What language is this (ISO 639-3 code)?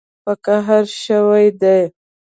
pus